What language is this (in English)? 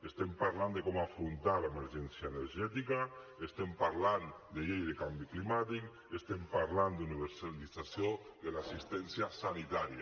Catalan